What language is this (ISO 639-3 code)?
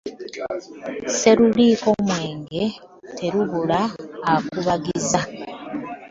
lug